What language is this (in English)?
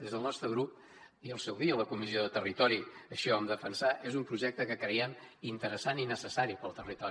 Catalan